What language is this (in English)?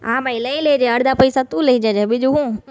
Gujarati